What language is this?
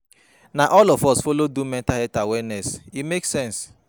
Nigerian Pidgin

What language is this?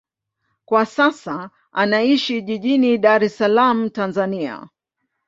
Swahili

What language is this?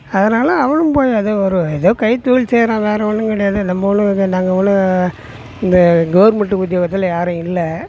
Tamil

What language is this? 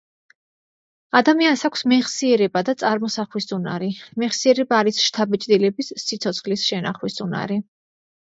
Georgian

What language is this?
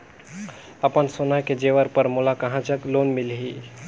Chhattisgarhi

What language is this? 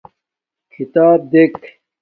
Domaaki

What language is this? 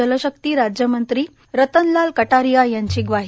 Marathi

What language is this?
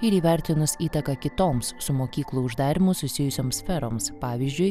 Lithuanian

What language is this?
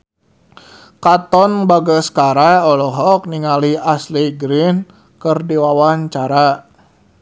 Sundanese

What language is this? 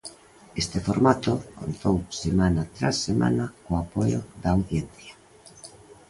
Galician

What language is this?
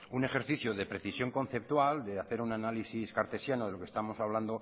Spanish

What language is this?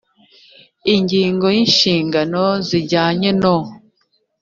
Kinyarwanda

